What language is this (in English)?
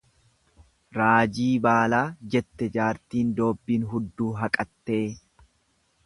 Oromo